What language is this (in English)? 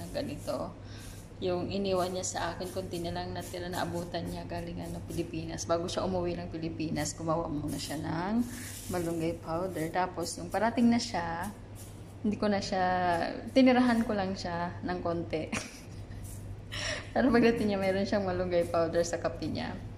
Filipino